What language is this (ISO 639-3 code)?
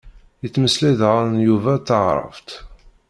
kab